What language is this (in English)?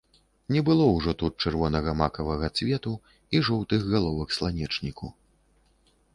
Belarusian